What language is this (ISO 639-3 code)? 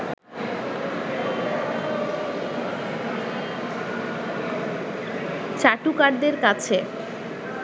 ben